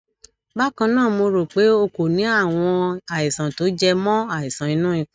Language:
Yoruba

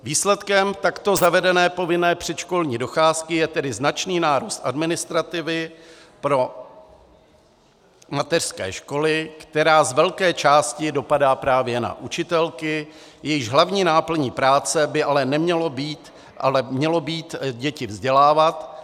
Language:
Czech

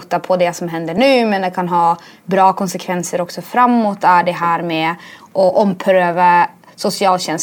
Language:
Swedish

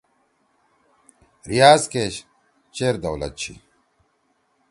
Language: Torwali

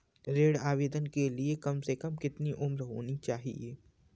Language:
Hindi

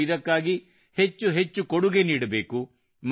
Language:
Kannada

